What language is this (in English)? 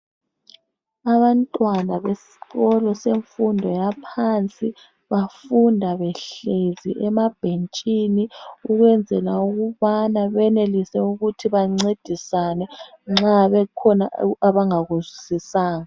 North Ndebele